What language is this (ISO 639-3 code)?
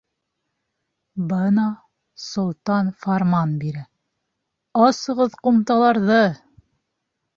bak